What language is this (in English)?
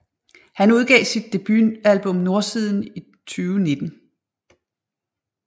Danish